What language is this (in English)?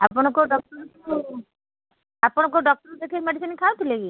Odia